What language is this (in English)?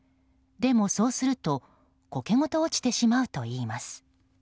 Japanese